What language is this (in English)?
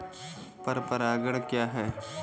Hindi